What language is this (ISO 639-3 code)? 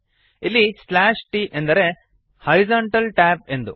kan